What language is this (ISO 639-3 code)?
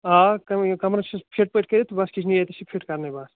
kas